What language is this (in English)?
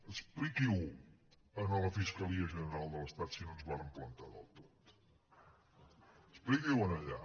Catalan